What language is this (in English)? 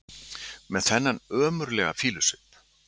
Icelandic